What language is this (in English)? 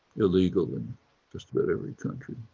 English